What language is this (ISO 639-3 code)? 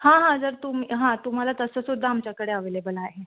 mar